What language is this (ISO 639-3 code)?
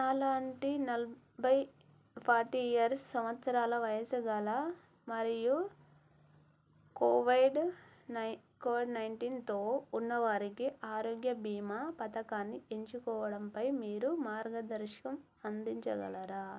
tel